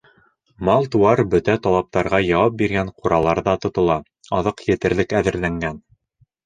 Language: Bashkir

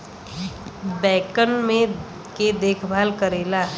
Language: Bhojpuri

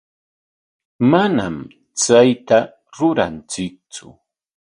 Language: Corongo Ancash Quechua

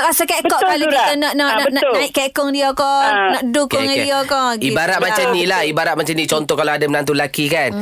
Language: Malay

